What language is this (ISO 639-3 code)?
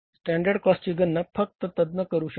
mar